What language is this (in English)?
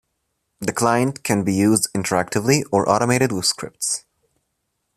English